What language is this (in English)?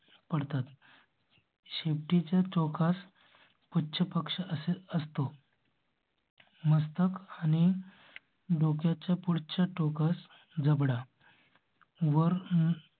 Marathi